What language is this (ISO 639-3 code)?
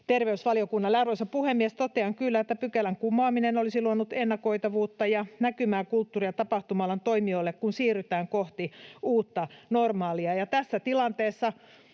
fin